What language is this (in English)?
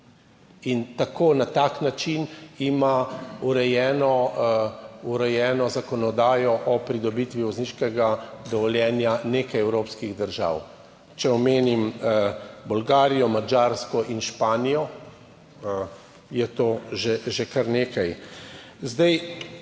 Slovenian